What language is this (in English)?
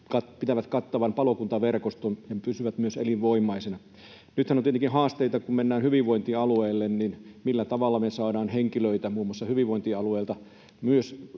Finnish